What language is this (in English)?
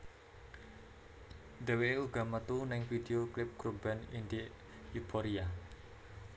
Javanese